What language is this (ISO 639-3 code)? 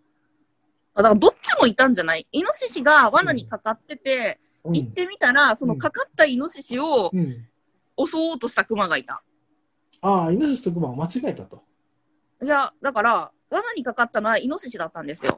jpn